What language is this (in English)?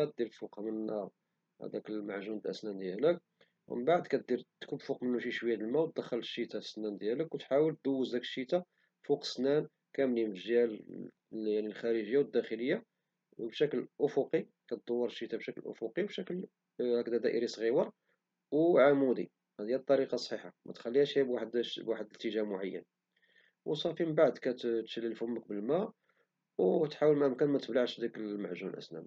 Moroccan Arabic